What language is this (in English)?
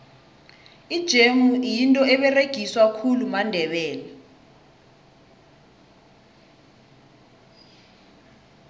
South Ndebele